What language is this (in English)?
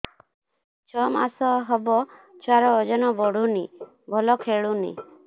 Odia